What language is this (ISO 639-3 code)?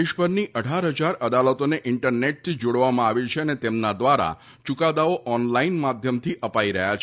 guj